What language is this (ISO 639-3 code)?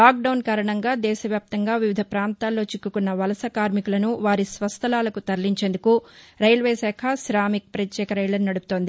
tel